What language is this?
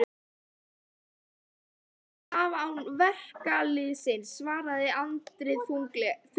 Icelandic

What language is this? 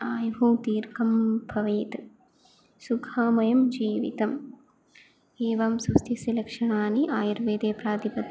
Sanskrit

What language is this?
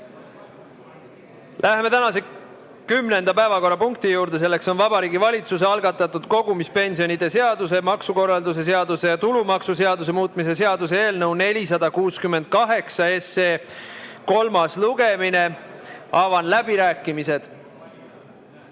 Estonian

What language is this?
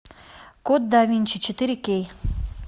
Russian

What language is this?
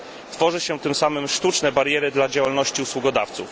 Polish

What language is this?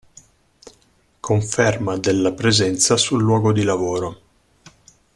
Italian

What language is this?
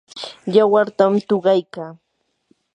Yanahuanca Pasco Quechua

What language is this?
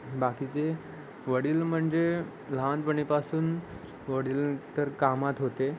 Marathi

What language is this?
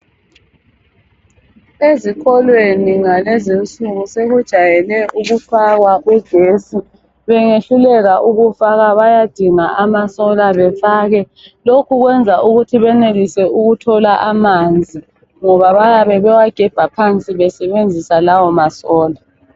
North Ndebele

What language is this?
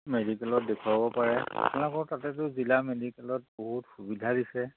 Assamese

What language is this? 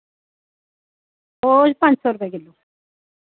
Dogri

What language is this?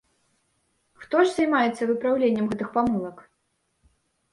Belarusian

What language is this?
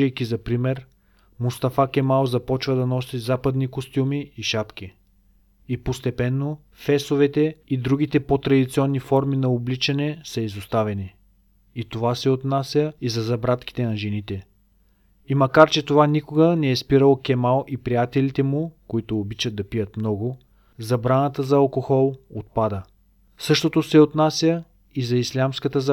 Bulgarian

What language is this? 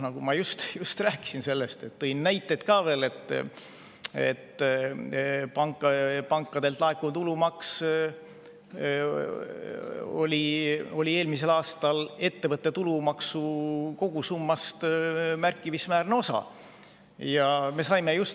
Estonian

